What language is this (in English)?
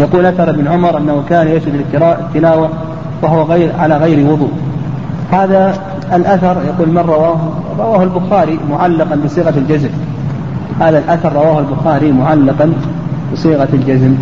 Arabic